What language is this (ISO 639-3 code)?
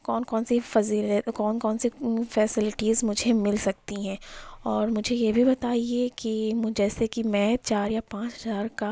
urd